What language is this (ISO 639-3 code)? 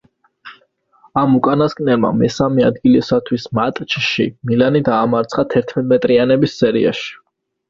kat